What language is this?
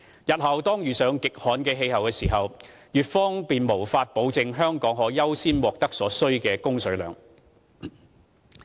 Cantonese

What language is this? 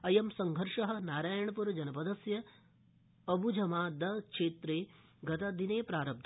Sanskrit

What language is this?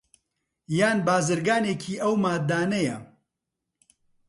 Central Kurdish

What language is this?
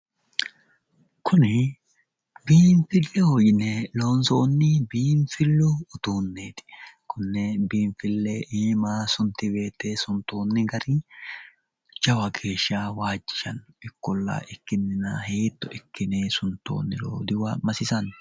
Sidamo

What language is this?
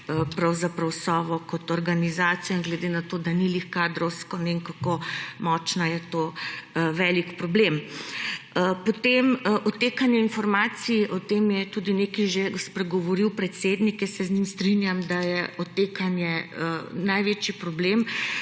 Slovenian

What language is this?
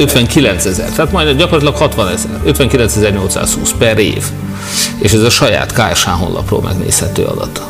Hungarian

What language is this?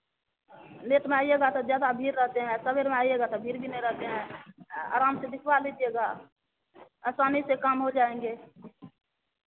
Hindi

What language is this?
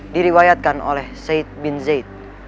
Indonesian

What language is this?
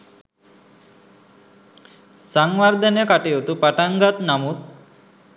Sinhala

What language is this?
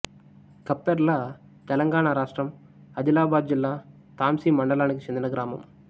Telugu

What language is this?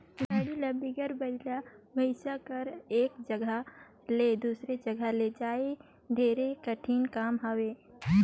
Chhattisgarhi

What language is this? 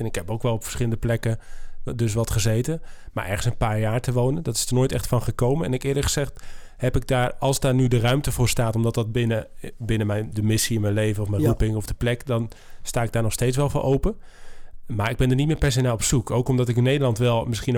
Dutch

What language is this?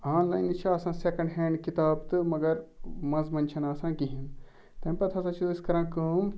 Kashmiri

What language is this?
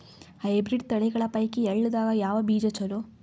Kannada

